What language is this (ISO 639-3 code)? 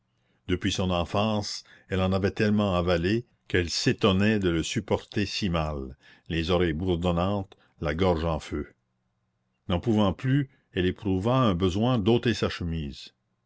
fra